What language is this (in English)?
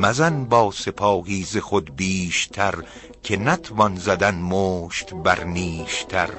Persian